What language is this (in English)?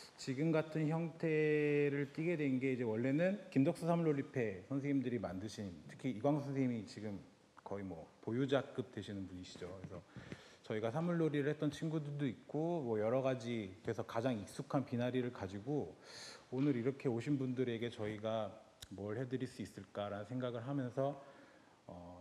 Korean